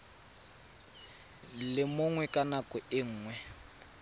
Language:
Tswana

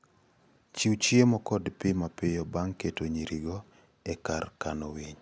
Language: Luo (Kenya and Tanzania)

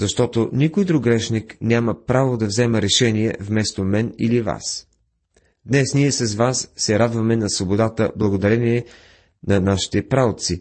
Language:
Bulgarian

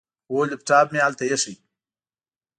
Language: Pashto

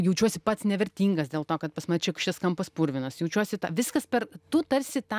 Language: Lithuanian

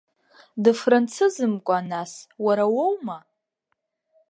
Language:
Abkhazian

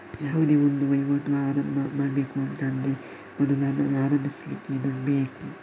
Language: Kannada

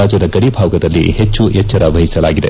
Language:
Kannada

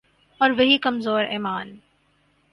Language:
Urdu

